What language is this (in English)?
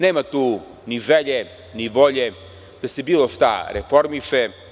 Serbian